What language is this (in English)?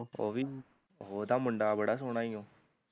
Punjabi